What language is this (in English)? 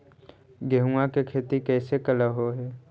Magahi